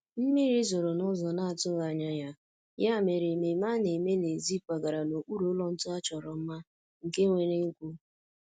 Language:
Igbo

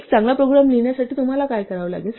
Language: Marathi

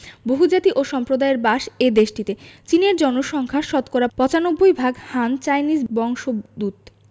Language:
Bangla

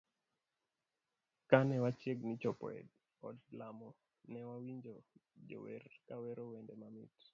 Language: Luo (Kenya and Tanzania)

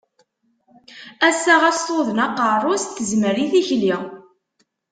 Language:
Kabyle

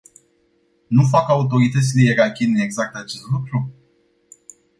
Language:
Romanian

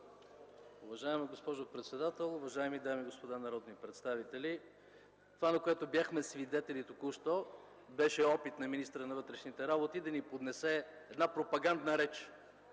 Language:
Bulgarian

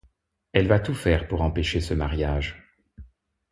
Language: French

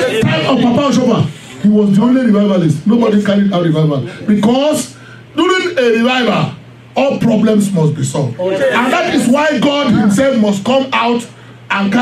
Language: English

